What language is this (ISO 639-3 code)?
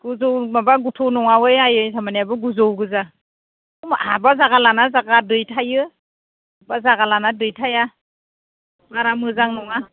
brx